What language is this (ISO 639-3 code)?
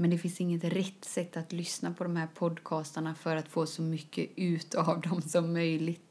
swe